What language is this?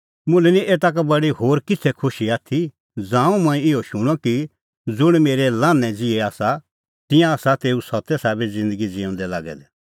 Kullu Pahari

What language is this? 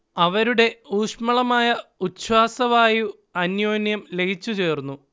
Malayalam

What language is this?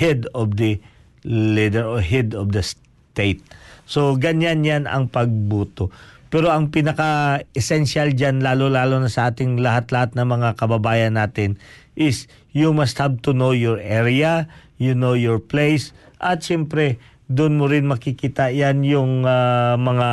Filipino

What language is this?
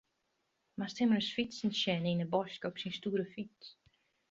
Western Frisian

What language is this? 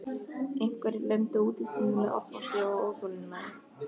Icelandic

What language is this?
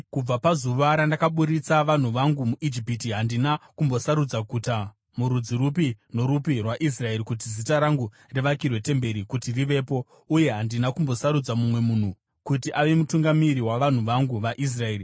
Shona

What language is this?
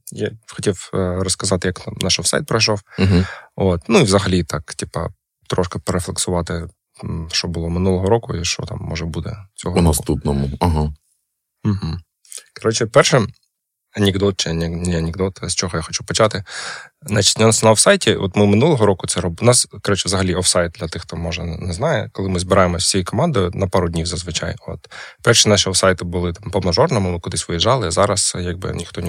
Ukrainian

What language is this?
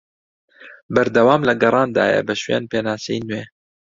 Central Kurdish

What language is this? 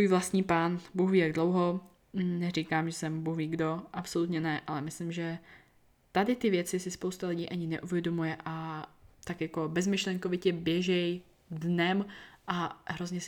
Czech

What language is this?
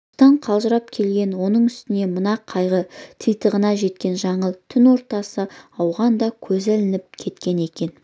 Kazakh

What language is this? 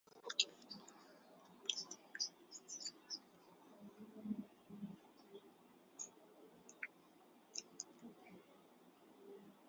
Swahili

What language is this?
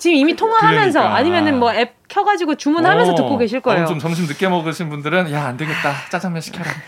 Korean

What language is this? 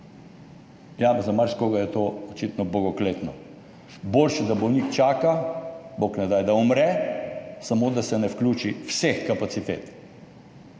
Slovenian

